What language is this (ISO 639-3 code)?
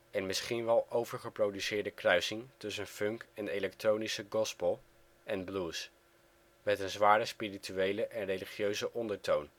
nld